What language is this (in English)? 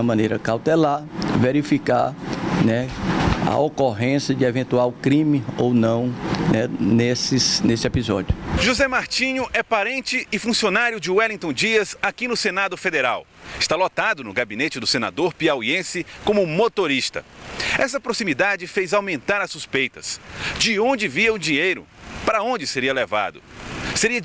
Portuguese